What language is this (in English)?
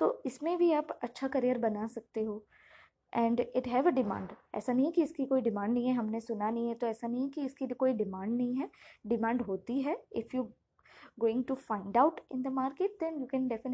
Hindi